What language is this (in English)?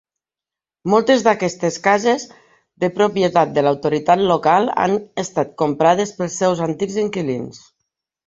Catalan